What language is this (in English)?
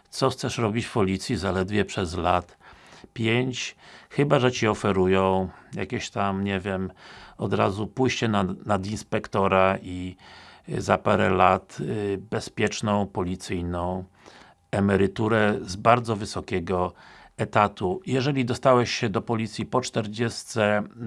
Polish